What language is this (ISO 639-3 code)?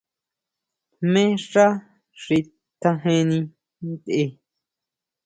mau